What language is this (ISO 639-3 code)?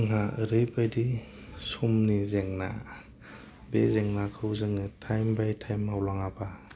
brx